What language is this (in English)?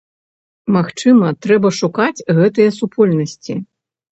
Belarusian